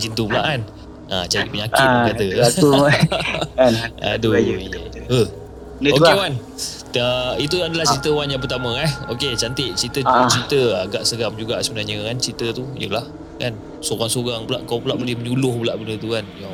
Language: Malay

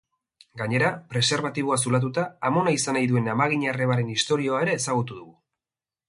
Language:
Basque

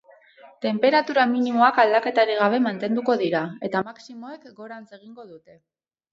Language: Basque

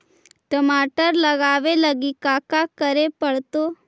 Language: Magahi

